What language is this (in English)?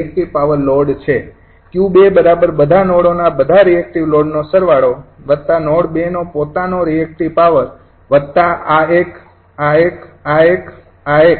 Gujarati